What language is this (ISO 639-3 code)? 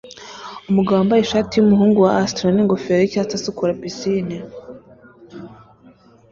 kin